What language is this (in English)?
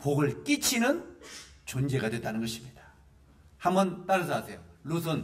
Korean